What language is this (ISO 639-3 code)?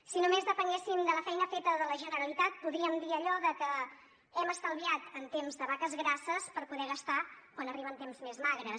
cat